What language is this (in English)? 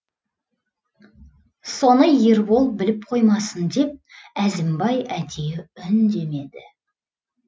Kazakh